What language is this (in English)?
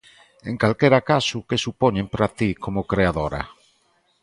Galician